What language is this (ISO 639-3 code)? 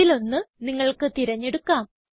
mal